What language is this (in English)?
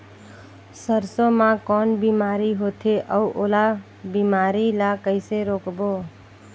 Chhattisgarhi